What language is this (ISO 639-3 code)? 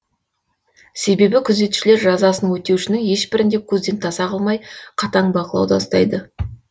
kaz